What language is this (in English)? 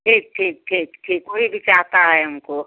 Hindi